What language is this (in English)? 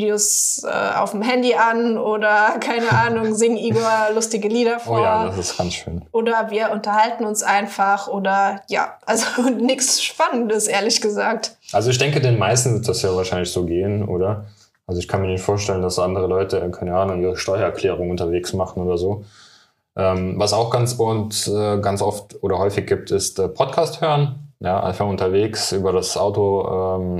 German